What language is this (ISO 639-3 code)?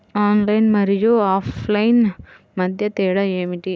tel